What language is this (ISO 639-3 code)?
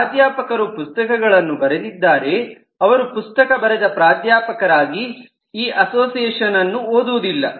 kan